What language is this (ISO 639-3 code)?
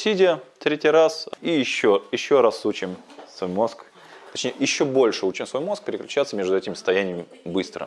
rus